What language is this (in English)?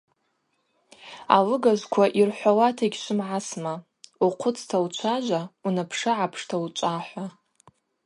Abaza